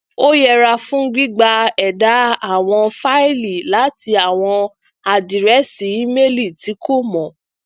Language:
Yoruba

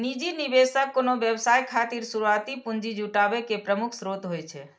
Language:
Maithili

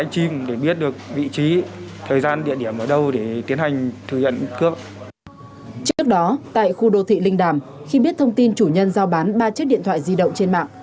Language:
Vietnamese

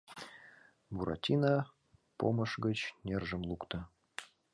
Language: Mari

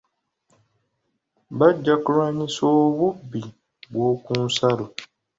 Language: Ganda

